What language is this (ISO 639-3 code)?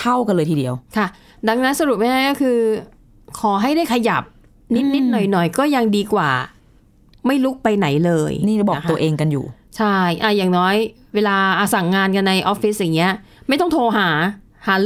tha